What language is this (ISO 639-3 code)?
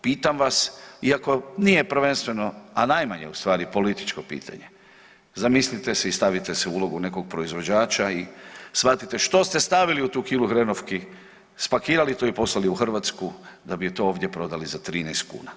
hrv